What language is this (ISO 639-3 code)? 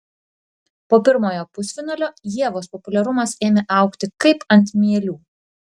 lit